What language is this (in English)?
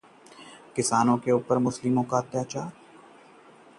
Hindi